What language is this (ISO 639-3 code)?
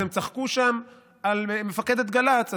heb